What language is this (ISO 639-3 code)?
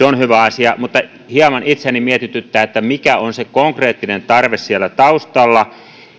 fin